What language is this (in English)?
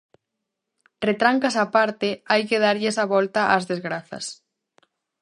Galician